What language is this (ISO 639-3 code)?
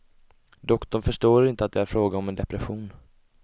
swe